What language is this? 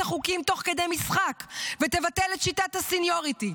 Hebrew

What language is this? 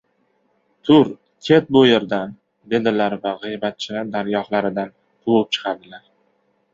Uzbek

